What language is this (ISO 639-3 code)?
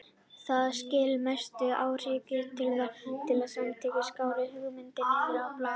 isl